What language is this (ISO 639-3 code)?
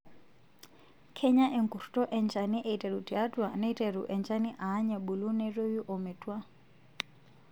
mas